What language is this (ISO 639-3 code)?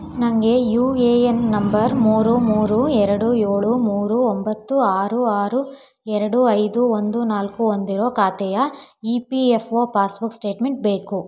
kan